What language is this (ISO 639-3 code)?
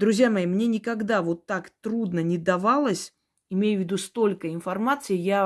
rus